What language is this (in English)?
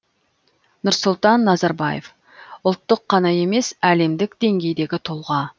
Kazakh